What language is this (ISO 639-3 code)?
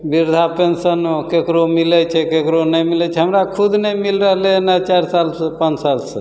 mai